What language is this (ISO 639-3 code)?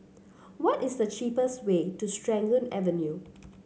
eng